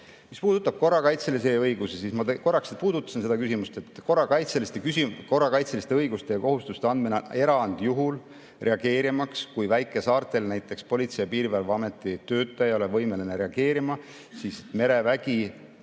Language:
Estonian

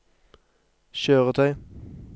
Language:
Norwegian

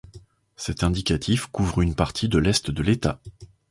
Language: French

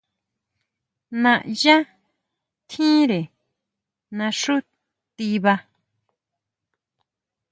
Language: Huautla Mazatec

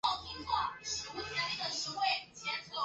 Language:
Chinese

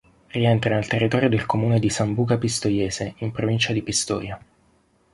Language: Italian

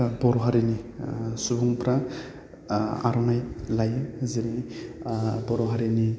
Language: Bodo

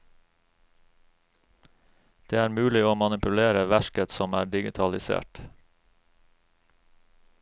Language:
Norwegian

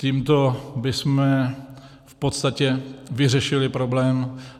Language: Czech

